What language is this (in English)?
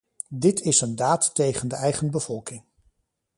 Dutch